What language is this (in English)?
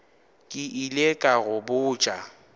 Northern Sotho